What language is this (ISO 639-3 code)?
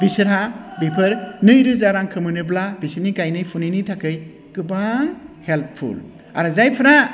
brx